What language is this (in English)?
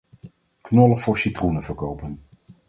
Dutch